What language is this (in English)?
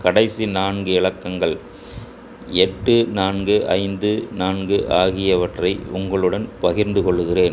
Tamil